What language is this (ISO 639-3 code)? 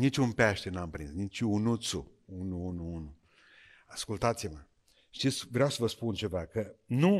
ron